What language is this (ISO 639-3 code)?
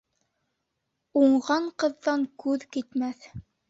bak